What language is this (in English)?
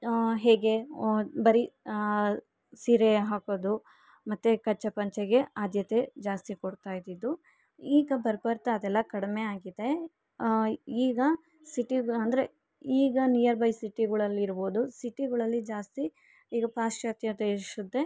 Kannada